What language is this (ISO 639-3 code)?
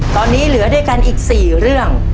tha